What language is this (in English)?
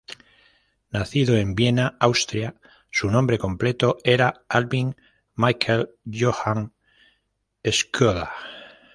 Spanish